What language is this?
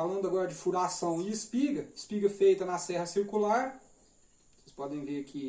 Portuguese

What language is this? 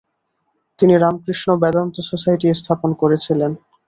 Bangla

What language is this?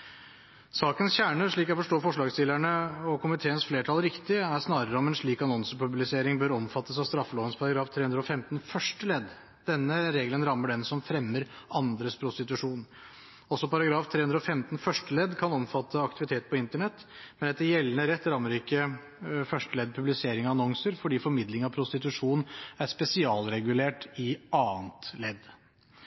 Norwegian Bokmål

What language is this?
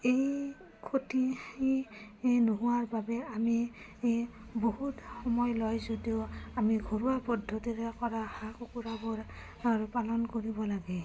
Assamese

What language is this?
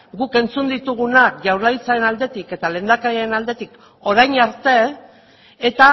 Basque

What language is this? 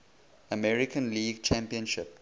English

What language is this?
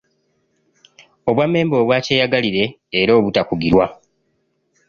Ganda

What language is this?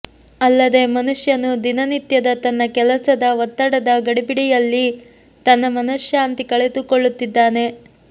Kannada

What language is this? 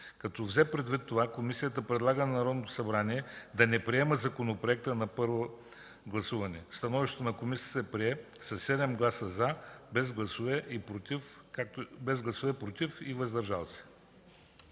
Bulgarian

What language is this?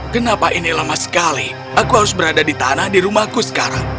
Indonesian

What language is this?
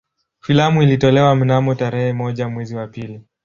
Swahili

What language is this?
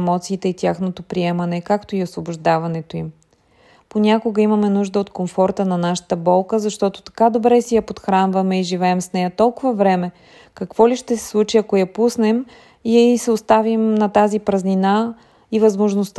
Bulgarian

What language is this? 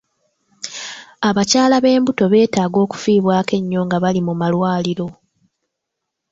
Ganda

